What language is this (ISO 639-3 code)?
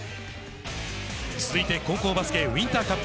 jpn